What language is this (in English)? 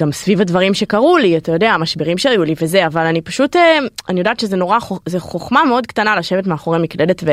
Hebrew